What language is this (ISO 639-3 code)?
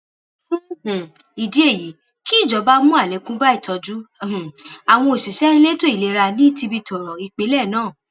yor